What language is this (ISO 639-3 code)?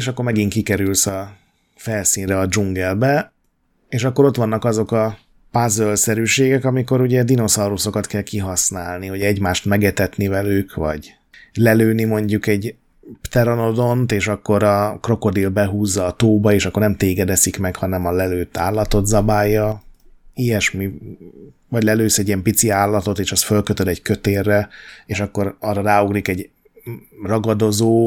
hun